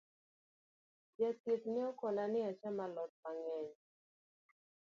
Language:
Luo (Kenya and Tanzania)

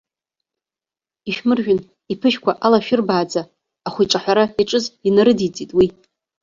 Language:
Abkhazian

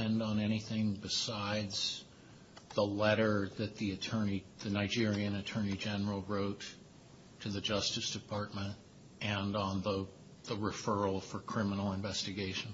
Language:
English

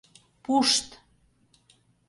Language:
Mari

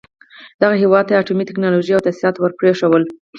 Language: Pashto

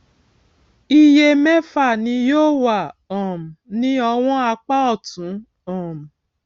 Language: Yoruba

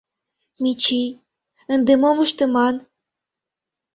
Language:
Mari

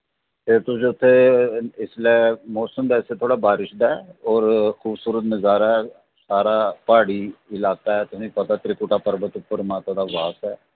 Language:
Dogri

